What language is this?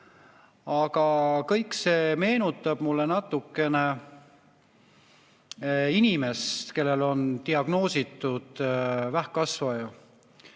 Estonian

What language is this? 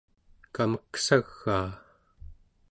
Central Yupik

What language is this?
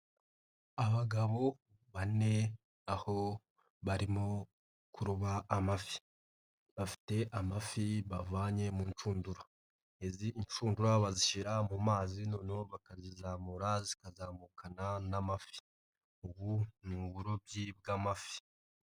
Kinyarwanda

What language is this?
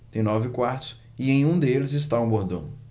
Portuguese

